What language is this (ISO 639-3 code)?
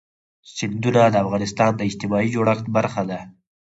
pus